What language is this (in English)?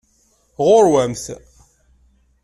Kabyle